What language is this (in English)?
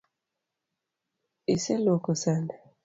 Luo (Kenya and Tanzania)